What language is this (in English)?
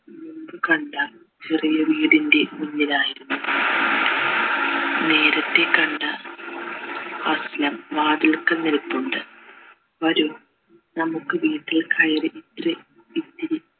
Malayalam